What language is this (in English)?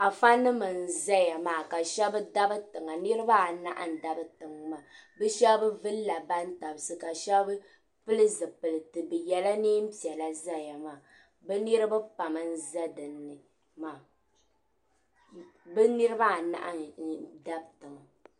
Dagbani